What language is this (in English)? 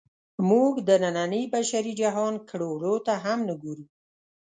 Pashto